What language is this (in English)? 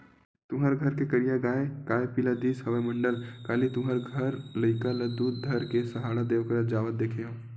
Chhattisgarhi